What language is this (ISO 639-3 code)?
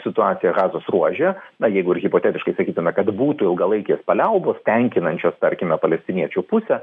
lit